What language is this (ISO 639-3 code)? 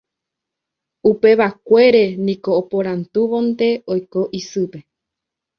grn